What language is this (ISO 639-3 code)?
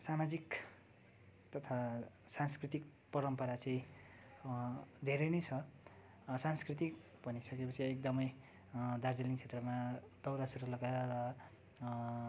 nep